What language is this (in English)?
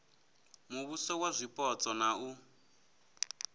Venda